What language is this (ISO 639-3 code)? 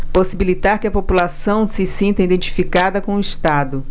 por